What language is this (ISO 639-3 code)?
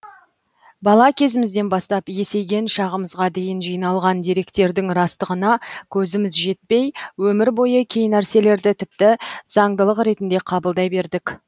kaz